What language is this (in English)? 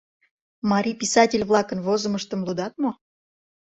Mari